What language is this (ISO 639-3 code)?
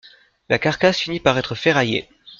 fra